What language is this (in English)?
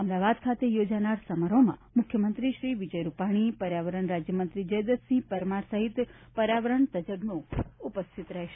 Gujarati